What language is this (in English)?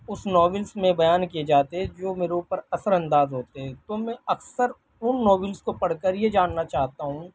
Urdu